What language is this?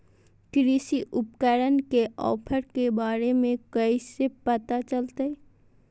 Magahi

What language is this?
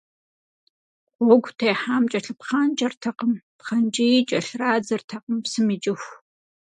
Kabardian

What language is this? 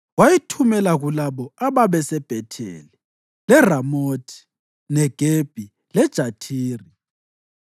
North Ndebele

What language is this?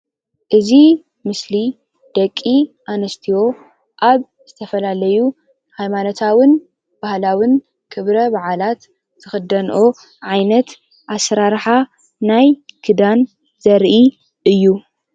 Tigrinya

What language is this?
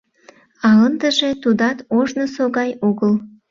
Mari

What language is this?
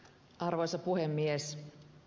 Finnish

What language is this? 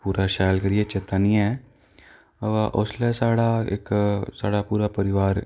Dogri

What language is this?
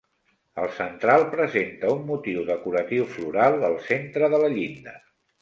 Catalan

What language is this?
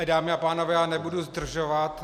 Czech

